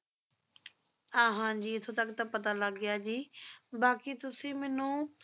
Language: Punjabi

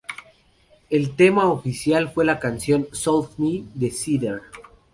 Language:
Spanish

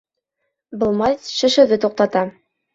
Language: Bashkir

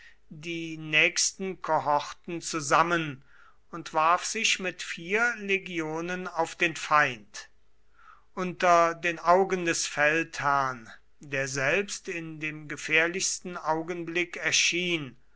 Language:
German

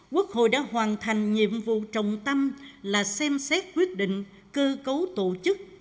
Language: Vietnamese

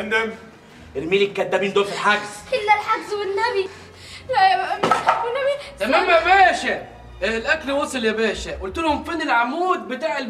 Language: Arabic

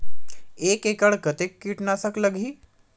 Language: Chhattisgarhi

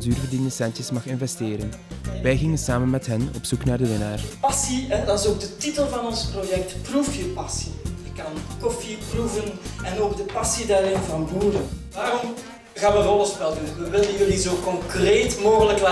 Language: Dutch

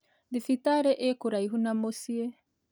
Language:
Kikuyu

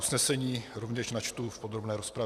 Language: Czech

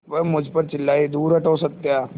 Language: Hindi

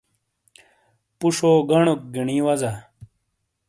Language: Shina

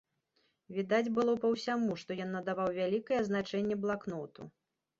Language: Belarusian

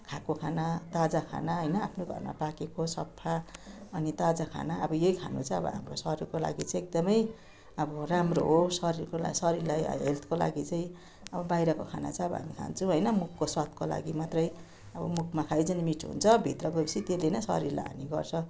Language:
Nepali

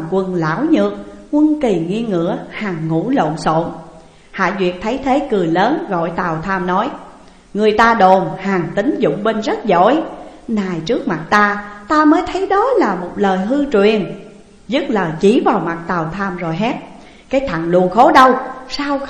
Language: Vietnamese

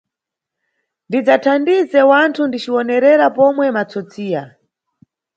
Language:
Nyungwe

